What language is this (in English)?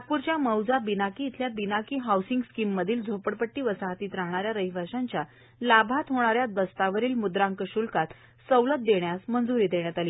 Marathi